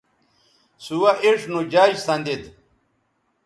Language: Bateri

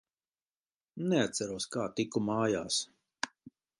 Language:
Latvian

